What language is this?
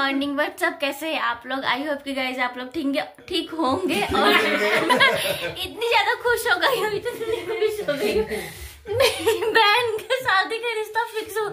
Hindi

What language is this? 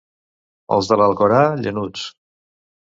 Catalan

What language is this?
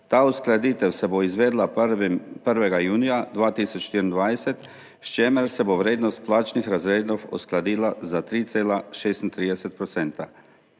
Slovenian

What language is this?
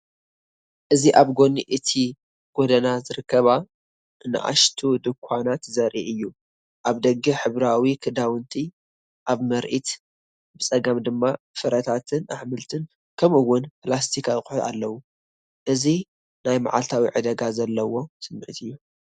Tigrinya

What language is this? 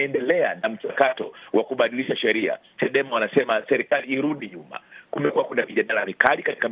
Swahili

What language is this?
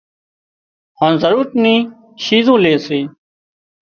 Wadiyara Koli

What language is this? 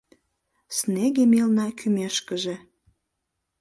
Mari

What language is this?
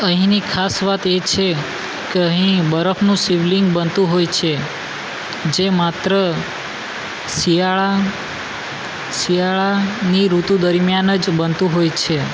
Gujarati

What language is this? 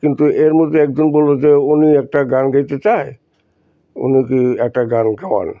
Bangla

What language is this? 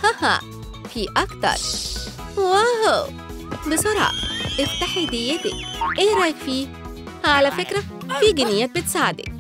Arabic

